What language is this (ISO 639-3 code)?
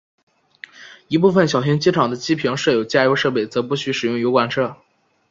zho